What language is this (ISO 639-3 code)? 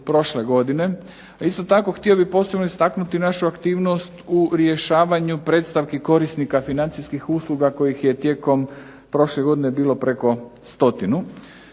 hrv